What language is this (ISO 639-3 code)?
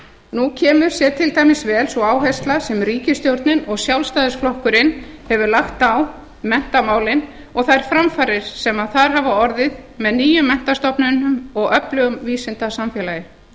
isl